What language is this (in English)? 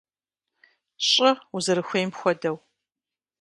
Kabardian